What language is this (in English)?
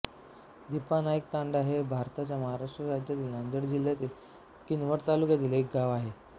Marathi